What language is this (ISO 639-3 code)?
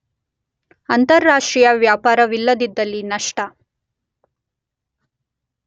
kan